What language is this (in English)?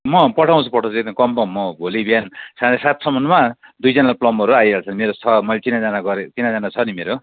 Nepali